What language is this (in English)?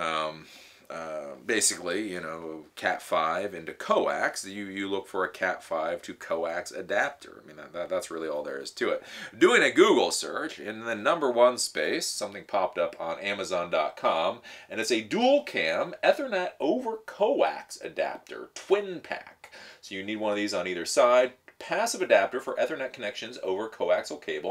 English